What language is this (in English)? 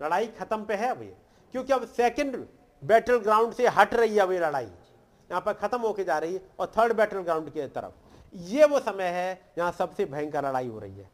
Hindi